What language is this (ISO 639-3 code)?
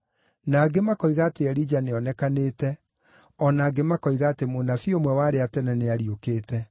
kik